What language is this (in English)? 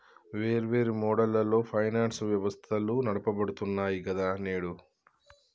Telugu